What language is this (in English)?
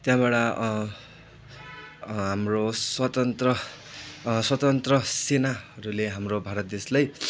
Nepali